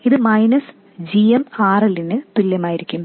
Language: Malayalam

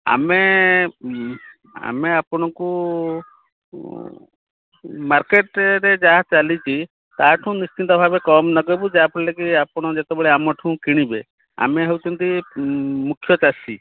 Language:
Odia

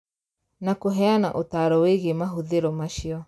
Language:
Kikuyu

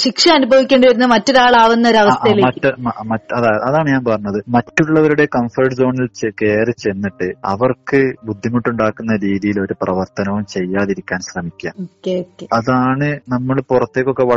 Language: Malayalam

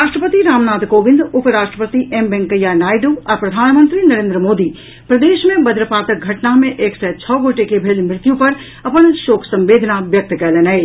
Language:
Maithili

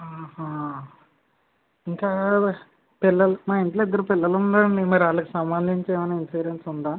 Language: Telugu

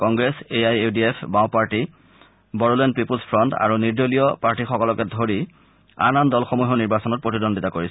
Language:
Assamese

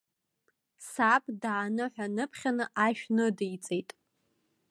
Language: Abkhazian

